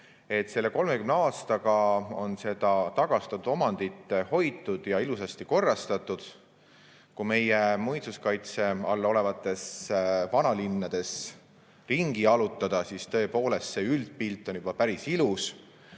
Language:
Estonian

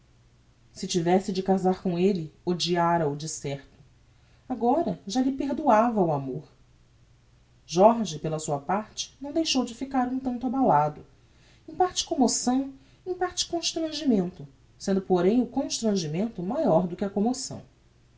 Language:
Portuguese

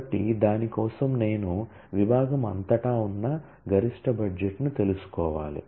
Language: Telugu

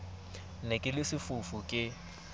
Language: Southern Sotho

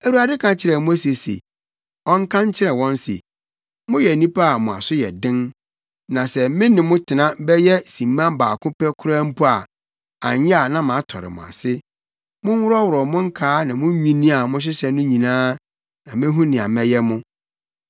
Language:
Akan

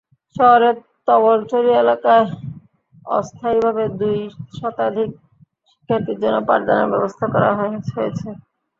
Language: Bangla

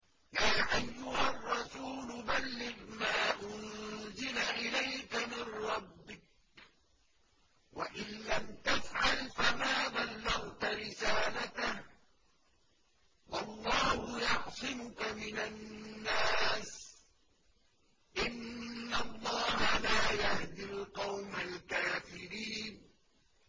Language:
Arabic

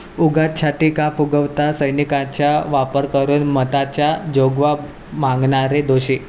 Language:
Marathi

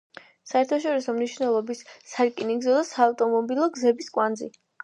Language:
Georgian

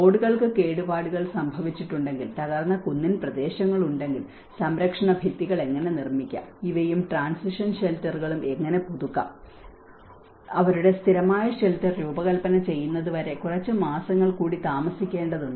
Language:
Malayalam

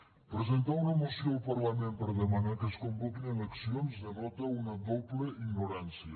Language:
Catalan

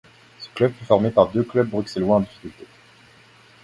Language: French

